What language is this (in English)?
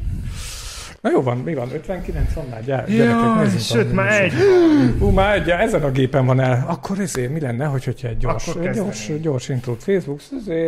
Hungarian